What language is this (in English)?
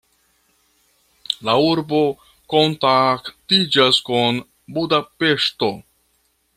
Esperanto